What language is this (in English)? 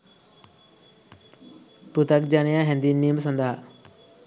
Sinhala